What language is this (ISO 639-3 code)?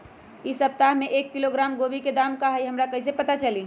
mag